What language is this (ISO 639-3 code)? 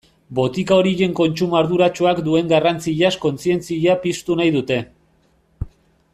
eus